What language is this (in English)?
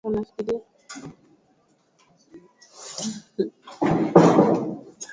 Swahili